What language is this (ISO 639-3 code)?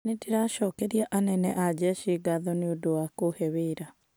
kik